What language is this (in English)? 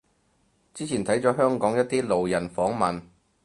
Cantonese